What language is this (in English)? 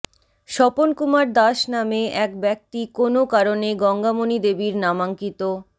Bangla